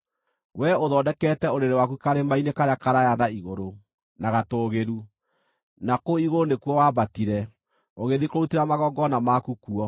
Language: Kikuyu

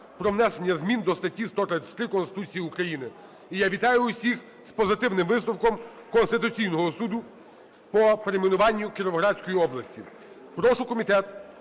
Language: Ukrainian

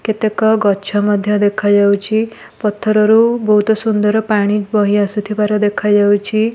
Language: Odia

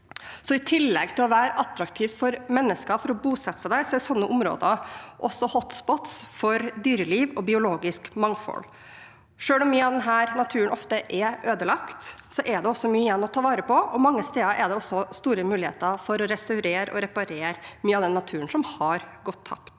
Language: Norwegian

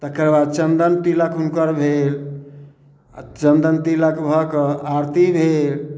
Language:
Maithili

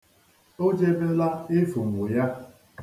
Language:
Igbo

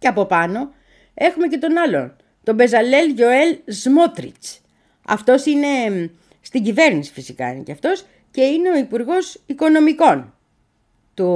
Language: Greek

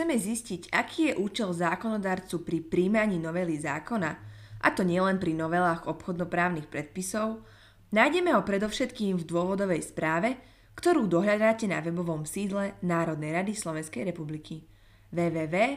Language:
Slovak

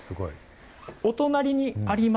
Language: Japanese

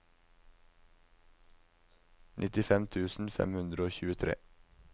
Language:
Norwegian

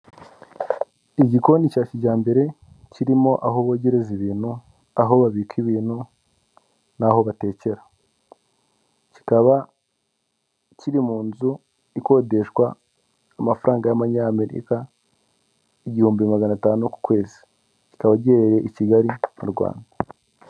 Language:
Kinyarwanda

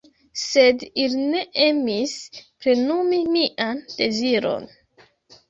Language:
Esperanto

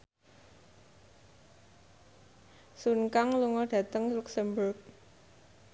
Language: Javanese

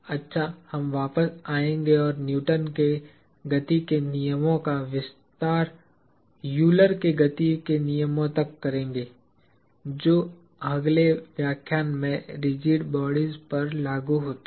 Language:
Hindi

